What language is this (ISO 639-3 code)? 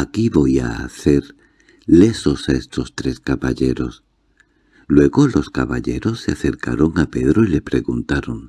spa